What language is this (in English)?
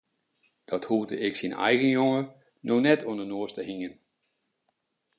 Western Frisian